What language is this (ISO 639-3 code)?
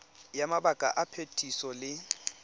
tsn